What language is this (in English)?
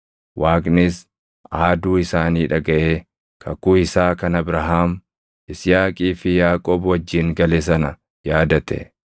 Oromo